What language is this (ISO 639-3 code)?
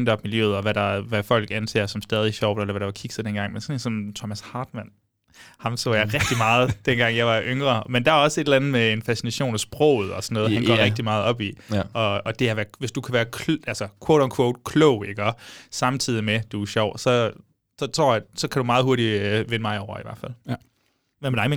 dan